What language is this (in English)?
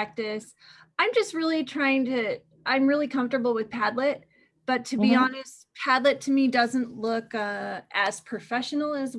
English